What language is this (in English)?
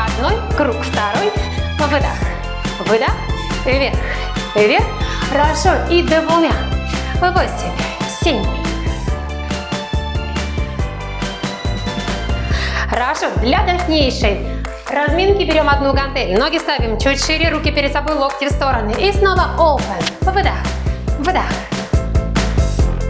Russian